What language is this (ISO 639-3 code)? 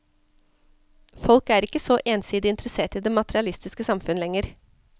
nor